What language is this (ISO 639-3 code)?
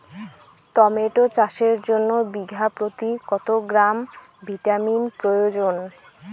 ben